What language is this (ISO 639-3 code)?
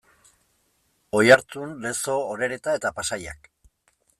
eus